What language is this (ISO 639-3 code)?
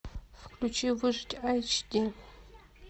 rus